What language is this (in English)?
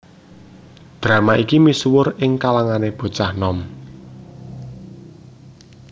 Javanese